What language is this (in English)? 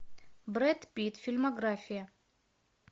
Russian